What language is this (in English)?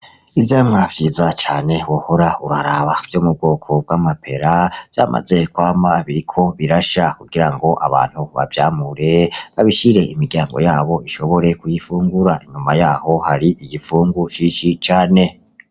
Rundi